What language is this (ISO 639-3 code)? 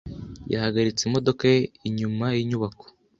kin